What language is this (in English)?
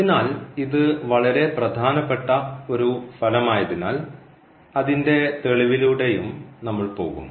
Malayalam